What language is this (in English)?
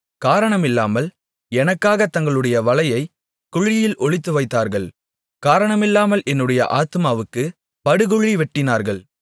Tamil